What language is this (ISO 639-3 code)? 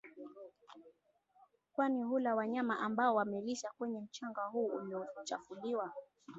swa